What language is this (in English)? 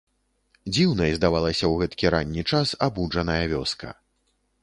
Belarusian